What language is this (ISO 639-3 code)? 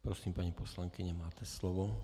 ces